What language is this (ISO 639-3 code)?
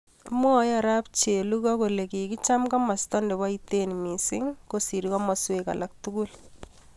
kln